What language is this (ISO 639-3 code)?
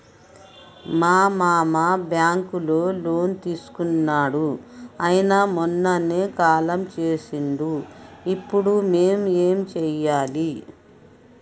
tel